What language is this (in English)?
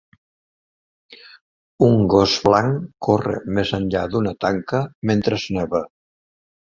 Catalan